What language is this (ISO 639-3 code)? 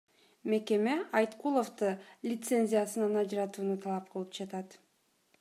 kir